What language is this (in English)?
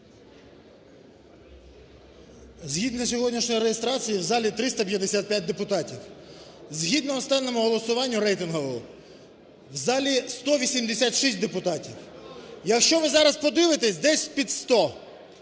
Ukrainian